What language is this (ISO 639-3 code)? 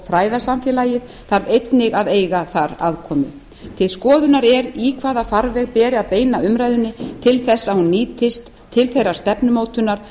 isl